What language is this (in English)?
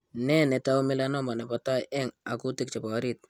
Kalenjin